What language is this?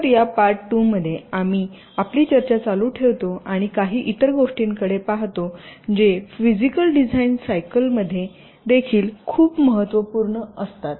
Marathi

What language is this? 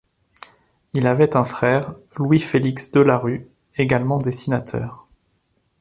French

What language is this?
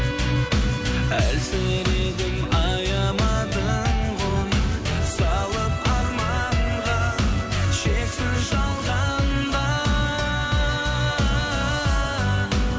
Kazakh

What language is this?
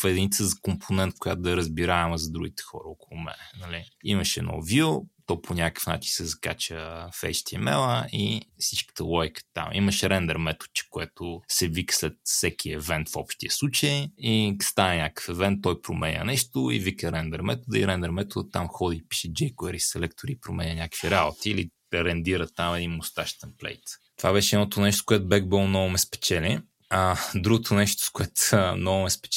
Bulgarian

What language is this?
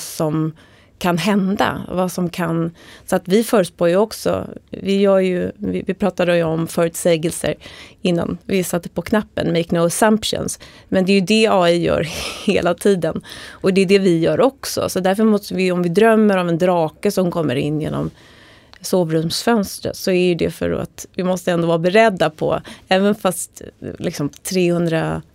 Swedish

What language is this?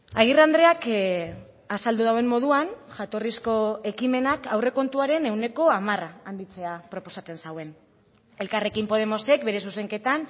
Basque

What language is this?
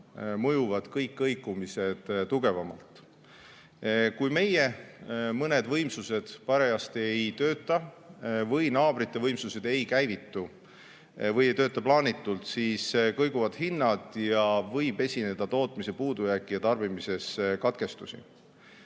Estonian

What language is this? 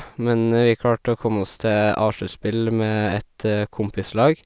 Norwegian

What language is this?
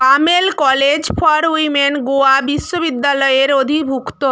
Bangla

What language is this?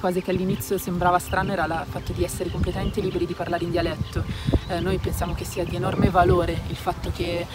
Italian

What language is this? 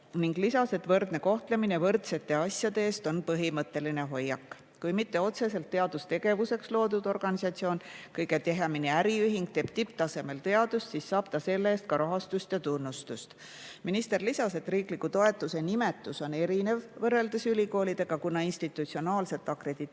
Estonian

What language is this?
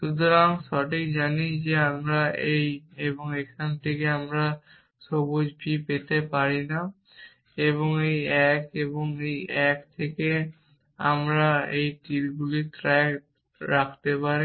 Bangla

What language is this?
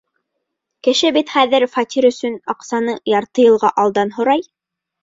Bashkir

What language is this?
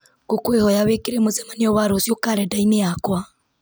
Kikuyu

